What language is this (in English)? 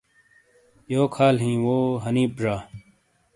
Shina